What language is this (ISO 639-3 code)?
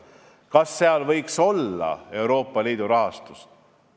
est